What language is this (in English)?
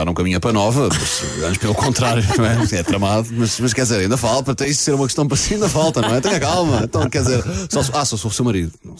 Portuguese